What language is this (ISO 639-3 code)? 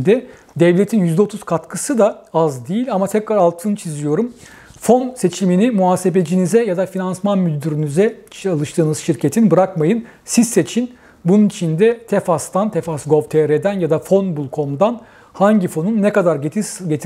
tur